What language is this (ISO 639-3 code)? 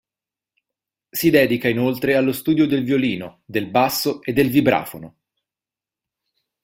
ita